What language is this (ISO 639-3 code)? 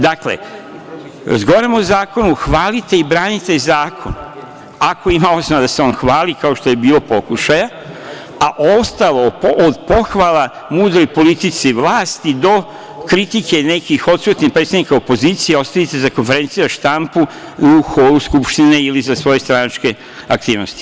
srp